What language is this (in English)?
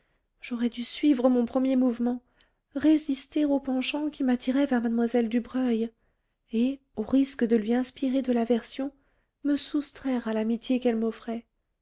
French